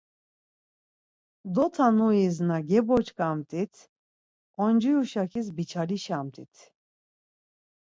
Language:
Laz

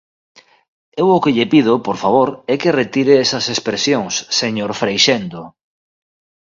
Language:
Galician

